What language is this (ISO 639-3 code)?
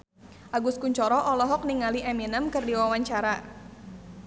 sun